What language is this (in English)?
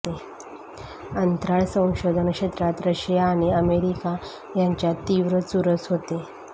Marathi